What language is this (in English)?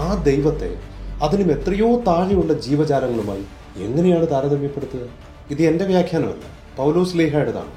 Malayalam